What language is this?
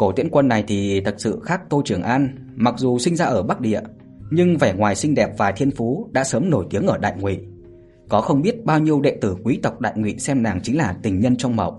Vietnamese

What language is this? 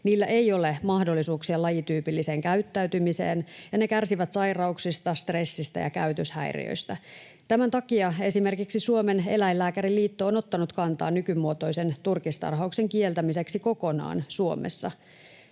Finnish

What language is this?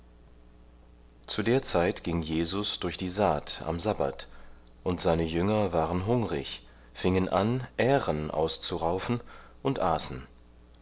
German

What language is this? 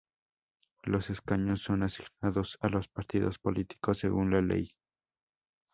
Spanish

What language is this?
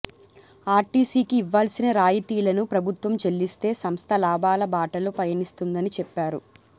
Telugu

